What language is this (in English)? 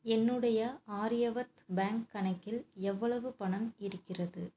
Tamil